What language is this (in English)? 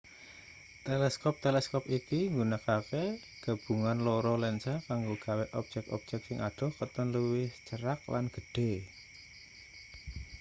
Javanese